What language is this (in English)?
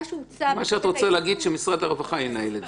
Hebrew